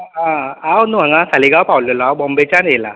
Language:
Konkani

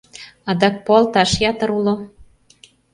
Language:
Mari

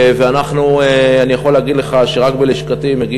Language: Hebrew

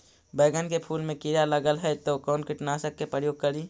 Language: Magahi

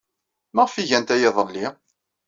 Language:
Kabyle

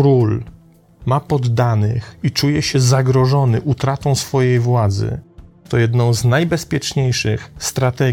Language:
Polish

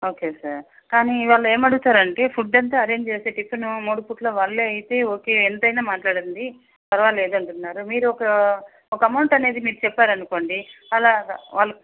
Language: Telugu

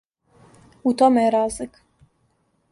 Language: Serbian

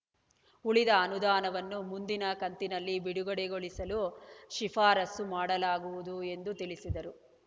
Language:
Kannada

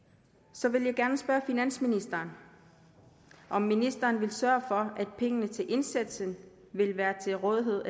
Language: Danish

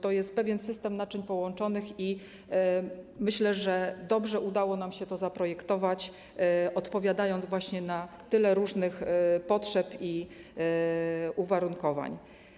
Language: Polish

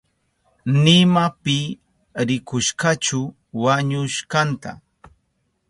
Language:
Southern Pastaza Quechua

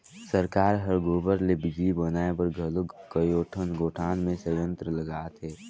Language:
Chhattisgarhi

